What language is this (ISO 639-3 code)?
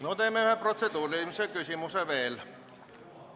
est